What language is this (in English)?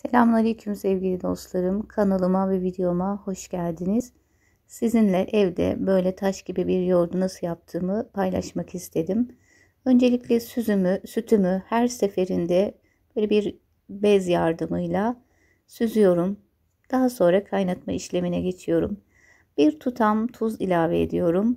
Turkish